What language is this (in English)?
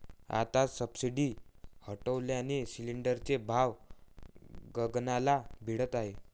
Marathi